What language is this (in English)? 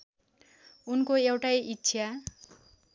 Nepali